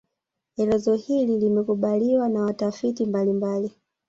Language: Swahili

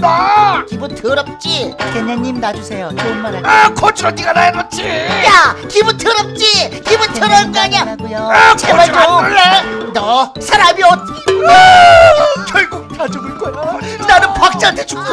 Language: Korean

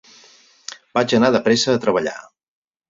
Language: Catalan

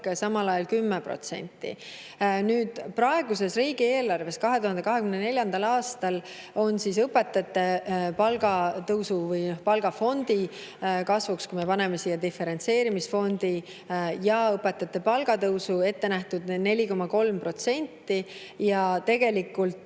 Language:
Estonian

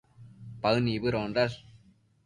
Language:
Matsés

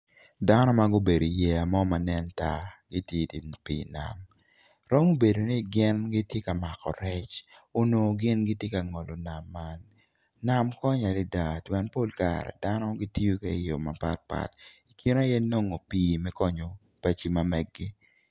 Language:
Acoli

